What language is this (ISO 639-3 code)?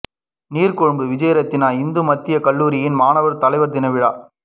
tam